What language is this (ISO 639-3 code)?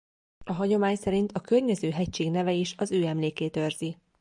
hun